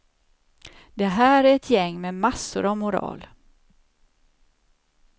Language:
Swedish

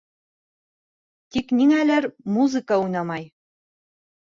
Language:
Bashkir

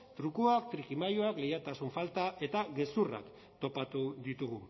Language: Basque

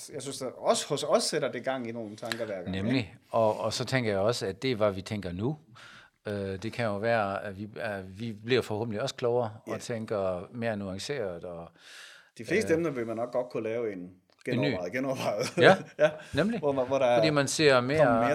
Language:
Danish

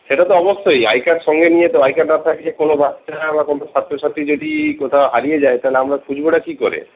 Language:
Bangla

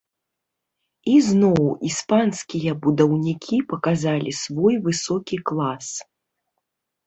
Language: Belarusian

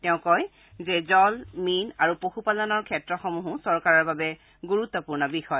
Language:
Assamese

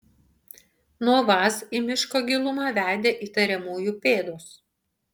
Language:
Lithuanian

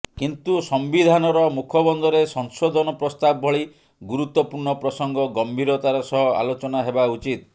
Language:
Odia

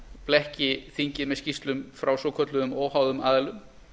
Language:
Icelandic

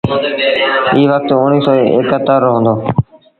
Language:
Sindhi Bhil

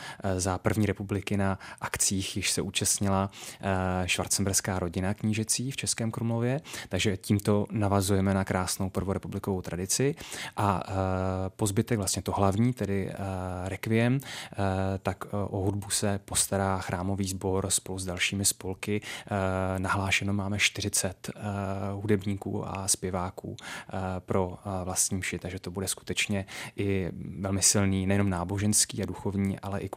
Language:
Czech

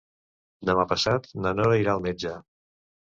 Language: Catalan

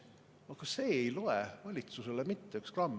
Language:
Estonian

